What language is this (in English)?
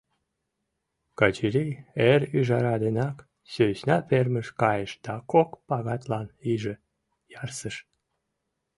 Mari